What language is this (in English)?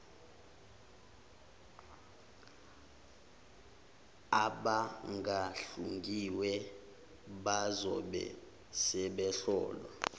Zulu